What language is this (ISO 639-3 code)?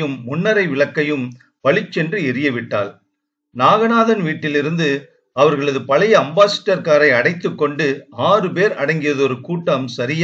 tam